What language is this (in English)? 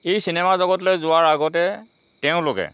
Assamese